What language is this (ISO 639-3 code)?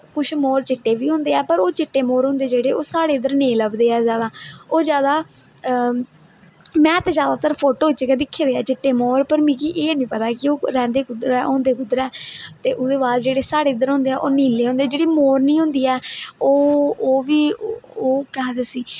doi